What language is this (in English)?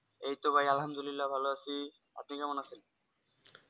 Bangla